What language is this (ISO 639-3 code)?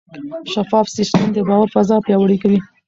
pus